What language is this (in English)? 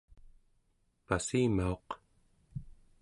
Central Yupik